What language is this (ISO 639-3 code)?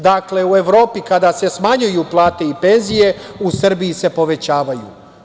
srp